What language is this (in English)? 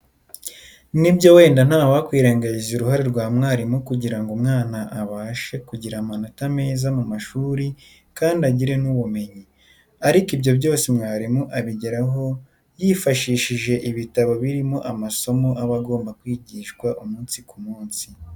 Kinyarwanda